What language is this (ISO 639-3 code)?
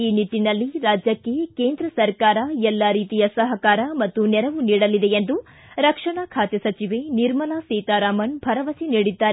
kan